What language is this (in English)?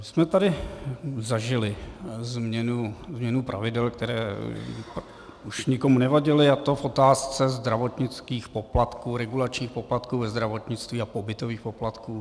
Czech